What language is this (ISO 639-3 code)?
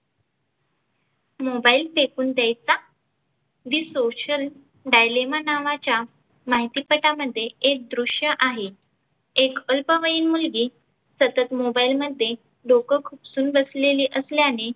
mar